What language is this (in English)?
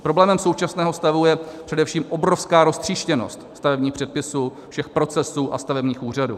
Czech